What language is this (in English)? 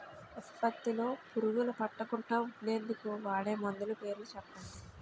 Telugu